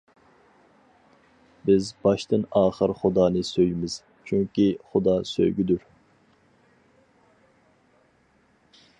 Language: Uyghur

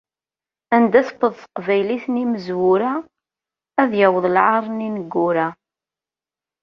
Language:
Kabyle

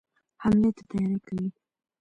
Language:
Pashto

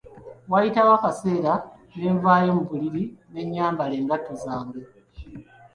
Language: Ganda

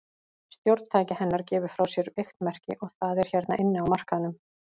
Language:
Icelandic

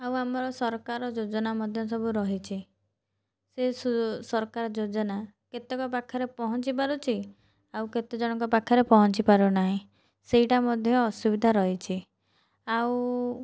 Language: Odia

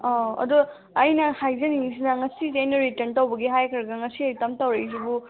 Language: Manipuri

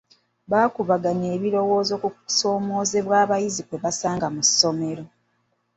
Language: Ganda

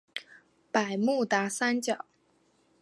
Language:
Chinese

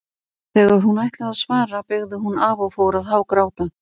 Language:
Icelandic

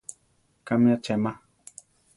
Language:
Central Tarahumara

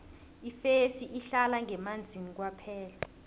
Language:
South Ndebele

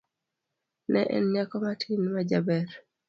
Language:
Luo (Kenya and Tanzania)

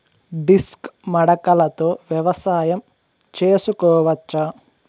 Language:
Telugu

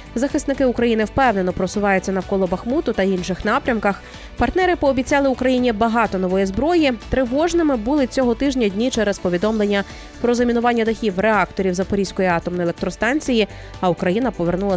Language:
Ukrainian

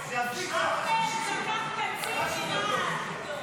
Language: Hebrew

